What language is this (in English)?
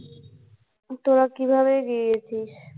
Bangla